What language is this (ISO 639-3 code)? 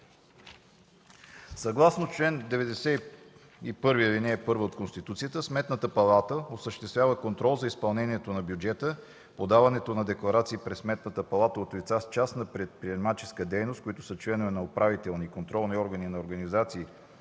bul